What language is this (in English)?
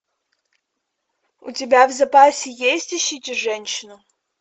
Russian